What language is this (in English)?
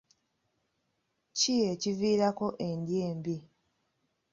Ganda